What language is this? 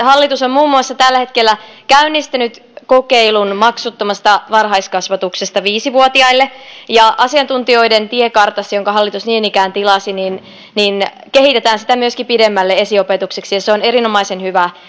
Finnish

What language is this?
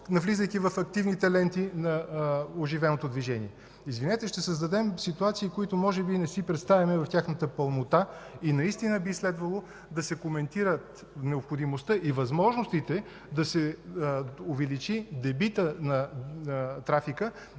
Bulgarian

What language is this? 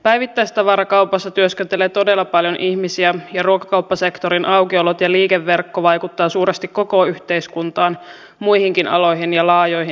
Finnish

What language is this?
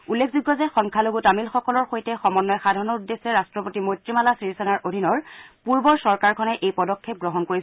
Assamese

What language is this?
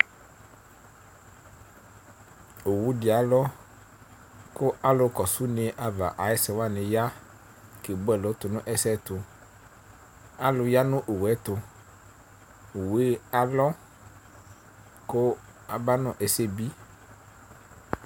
Ikposo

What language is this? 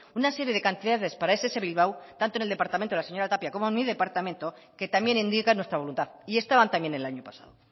Spanish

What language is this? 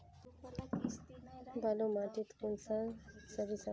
Magahi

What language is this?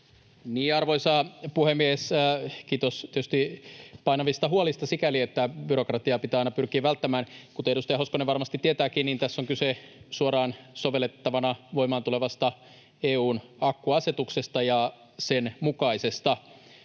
Finnish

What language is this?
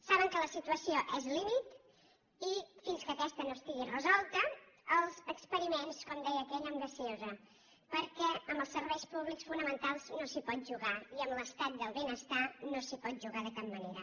Catalan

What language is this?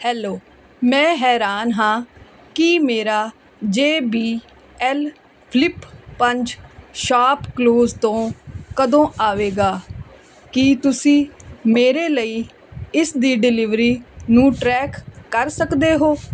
Punjabi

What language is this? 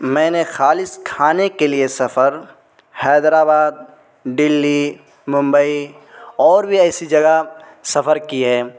Urdu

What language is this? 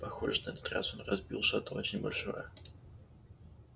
Russian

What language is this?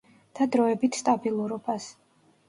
Georgian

